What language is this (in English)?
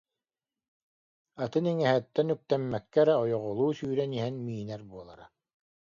Yakut